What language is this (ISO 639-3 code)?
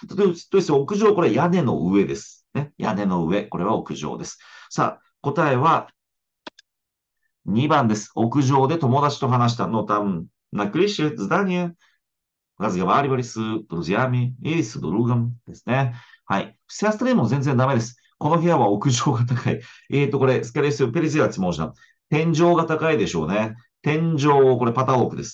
jpn